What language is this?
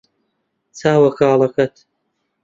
Central Kurdish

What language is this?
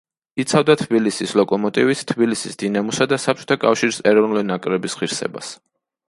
Georgian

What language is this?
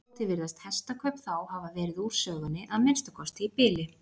Icelandic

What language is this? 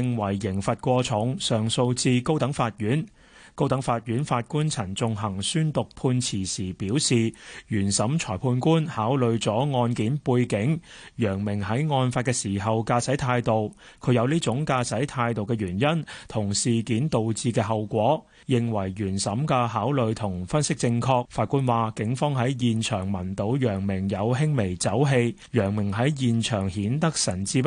Chinese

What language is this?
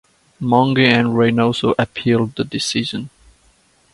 English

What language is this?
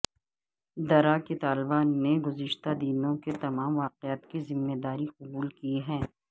Urdu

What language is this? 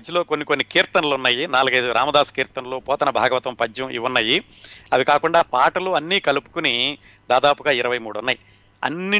Telugu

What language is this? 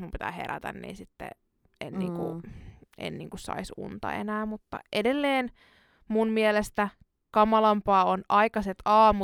Finnish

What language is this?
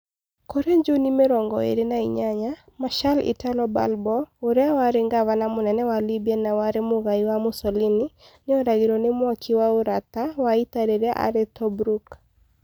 Kikuyu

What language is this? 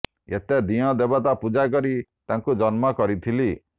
Odia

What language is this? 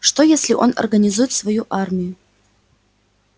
Russian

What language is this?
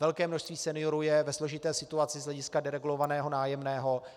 Czech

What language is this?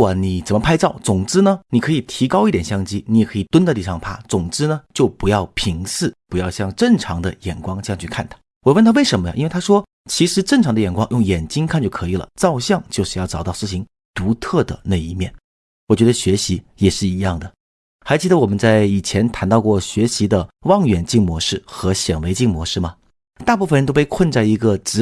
Chinese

